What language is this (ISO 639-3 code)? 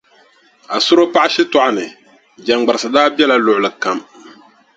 dag